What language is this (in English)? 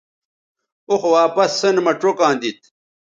Bateri